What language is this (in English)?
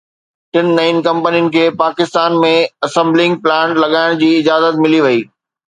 Sindhi